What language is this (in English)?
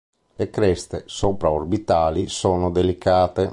Italian